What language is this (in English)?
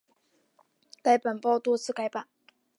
Chinese